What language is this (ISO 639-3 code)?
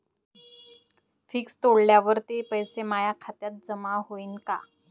mar